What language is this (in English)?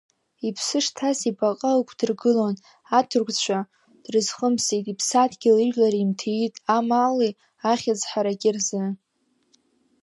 Abkhazian